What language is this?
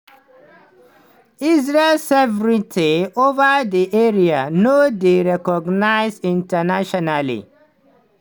Nigerian Pidgin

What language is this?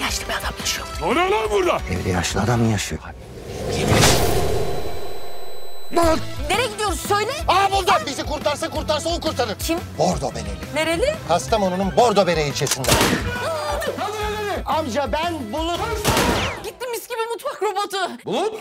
Turkish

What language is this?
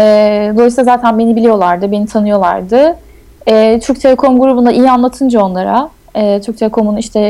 Turkish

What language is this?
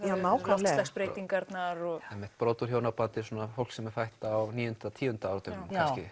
Icelandic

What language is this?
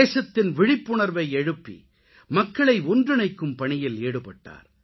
Tamil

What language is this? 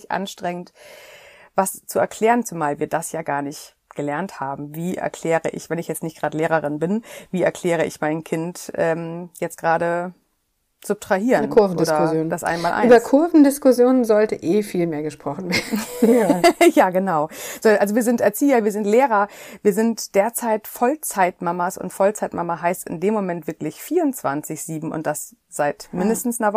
German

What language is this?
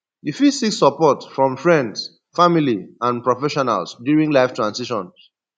Nigerian Pidgin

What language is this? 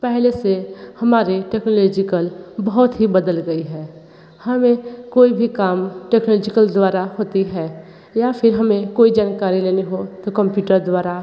Hindi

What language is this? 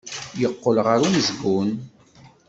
Kabyle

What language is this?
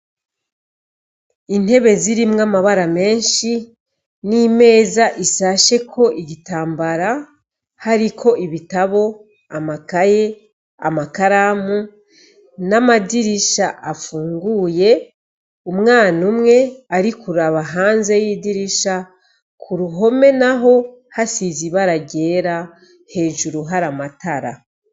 Rundi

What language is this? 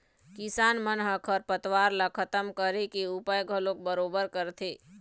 Chhattisgarhi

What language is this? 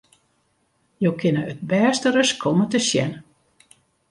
Western Frisian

